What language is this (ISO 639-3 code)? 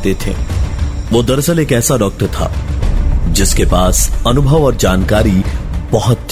hin